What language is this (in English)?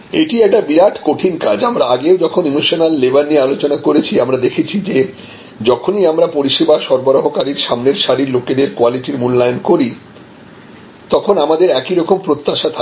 Bangla